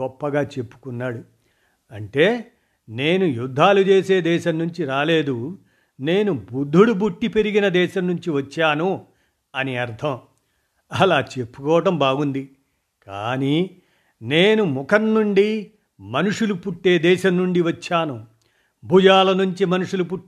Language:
Telugu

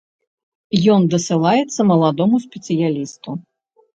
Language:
Belarusian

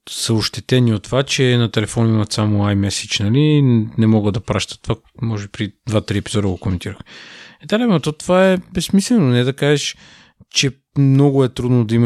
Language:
Bulgarian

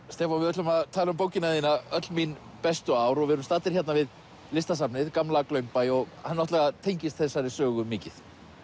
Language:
Icelandic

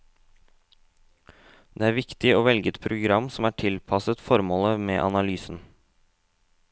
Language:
Norwegian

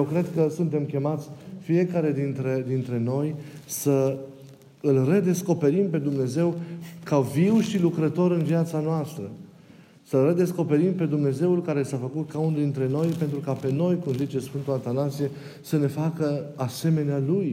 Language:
Romanian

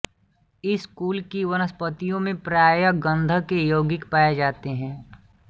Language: Hindi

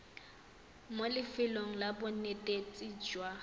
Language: Tswana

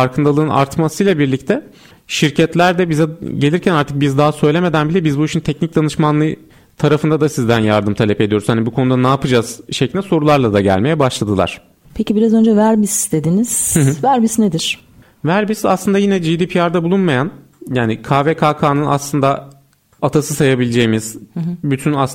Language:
Turkish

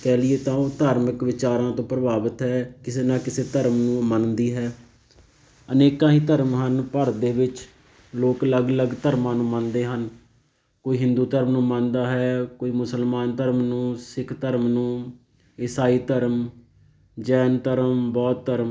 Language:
Punjabi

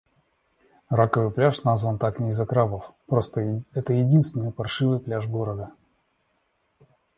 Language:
Russian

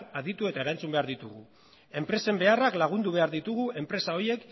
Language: Basque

